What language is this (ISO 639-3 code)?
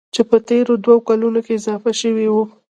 pus